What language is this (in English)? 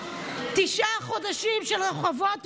Hebrew